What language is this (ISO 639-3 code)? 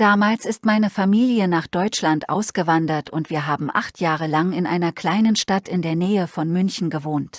deu